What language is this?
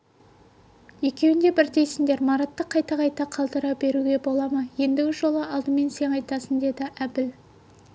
Kazakh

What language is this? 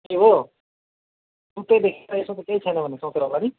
Nepali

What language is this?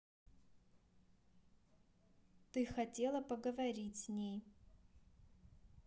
Russian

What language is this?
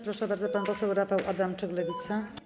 Polish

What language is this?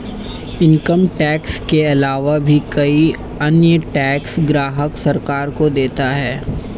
Hindi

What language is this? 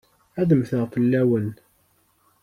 Kabyle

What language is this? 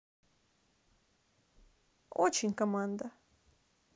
Russian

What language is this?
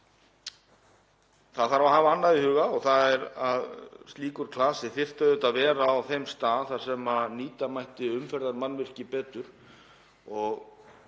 Icelandic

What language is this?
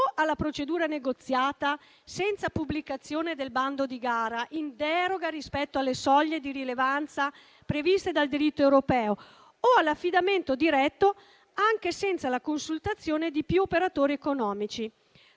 Italian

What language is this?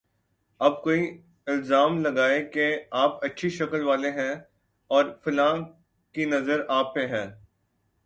Urdu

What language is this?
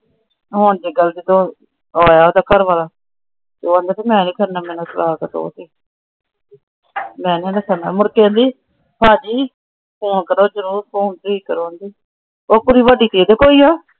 Punjabi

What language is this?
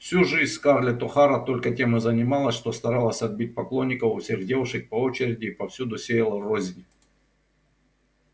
Russian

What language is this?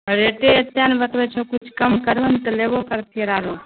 Maithili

